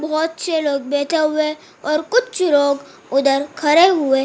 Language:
Hindi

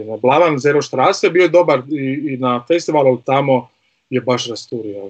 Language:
Croatian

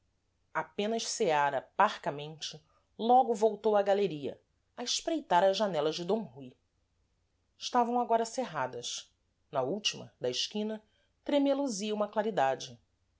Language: Portuguese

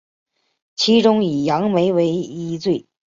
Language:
Chinese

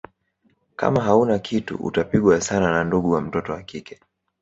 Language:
Swahili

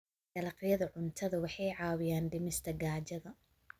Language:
Somali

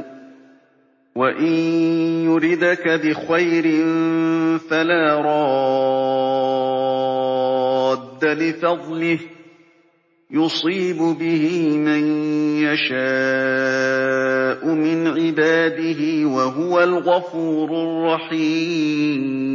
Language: Arabic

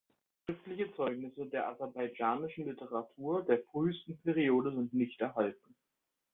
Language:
German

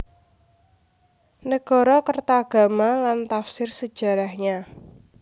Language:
Javanese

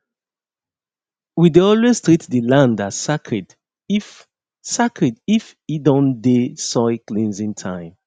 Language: Nigerian Pidgin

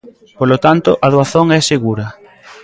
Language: Galician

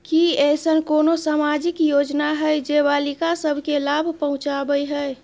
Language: Maithili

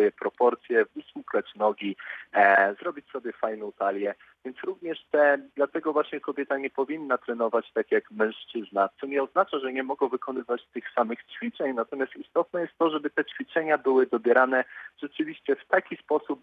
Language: Polish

